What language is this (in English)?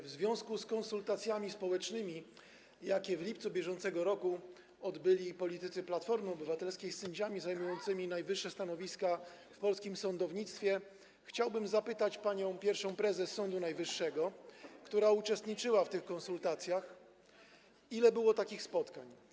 Polish